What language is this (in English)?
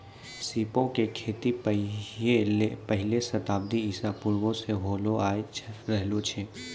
Maithili